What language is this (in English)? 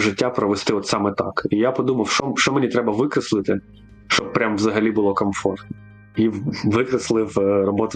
Ukrainian